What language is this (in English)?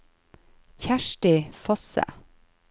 Norwegian